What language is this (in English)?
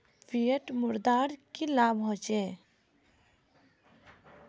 Magahi